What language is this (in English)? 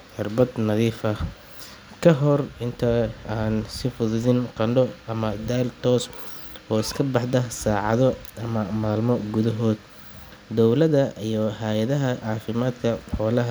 Somali